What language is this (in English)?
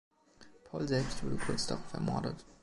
German